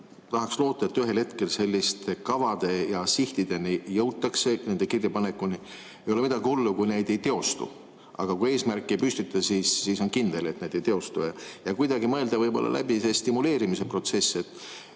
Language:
Estonian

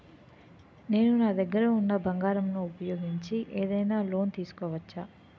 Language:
Telugu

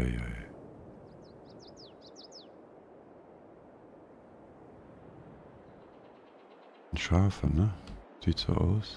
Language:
German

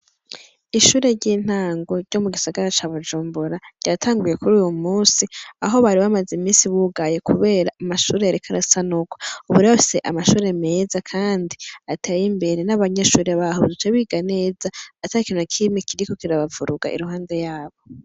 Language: Rundi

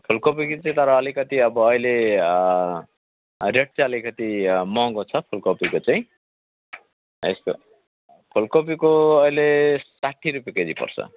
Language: Nepali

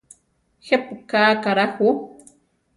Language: Central Tarahumara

